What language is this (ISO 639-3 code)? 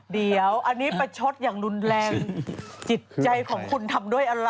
tha